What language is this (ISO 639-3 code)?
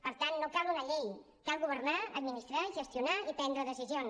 cat